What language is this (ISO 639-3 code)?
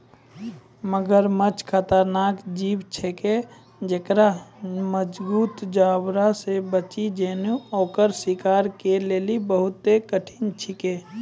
mai